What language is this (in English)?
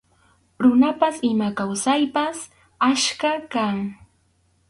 Arequipa-La Unión Quechua